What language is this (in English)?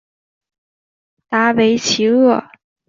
Chinese